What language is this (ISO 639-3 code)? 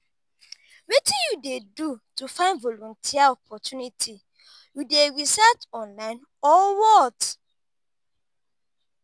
pcm